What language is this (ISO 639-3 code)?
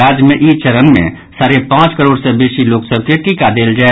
mai